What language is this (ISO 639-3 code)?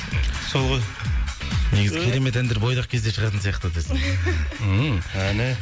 kaz